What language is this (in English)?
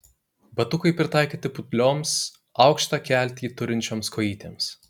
Lithuanian